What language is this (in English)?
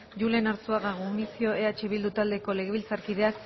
Basque